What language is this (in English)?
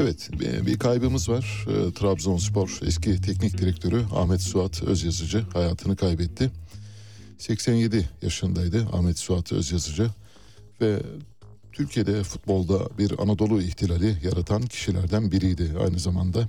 Turkish